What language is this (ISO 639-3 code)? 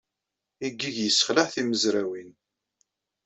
kab